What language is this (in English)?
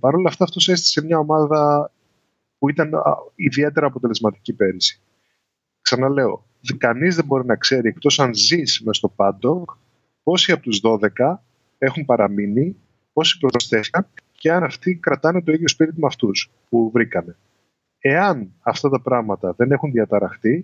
Greek